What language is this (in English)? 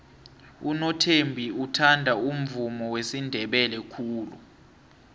South Ndebele